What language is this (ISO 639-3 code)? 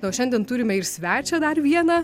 lit